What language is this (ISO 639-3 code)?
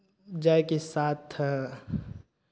mai